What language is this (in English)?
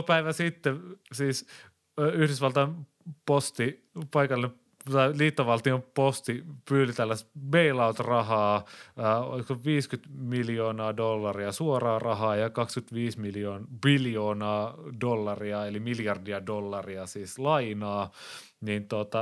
Finnish